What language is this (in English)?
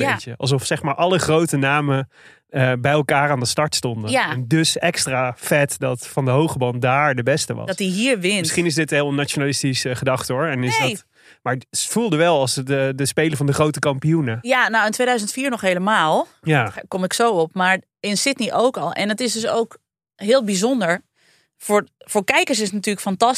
Dutch